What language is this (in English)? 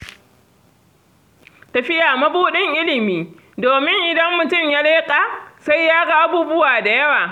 Hausa